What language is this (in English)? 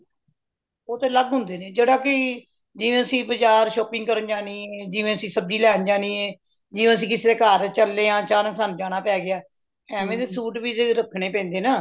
Punjabi